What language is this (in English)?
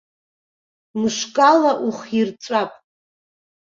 Abkhazian